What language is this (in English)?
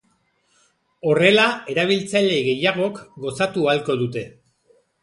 Basque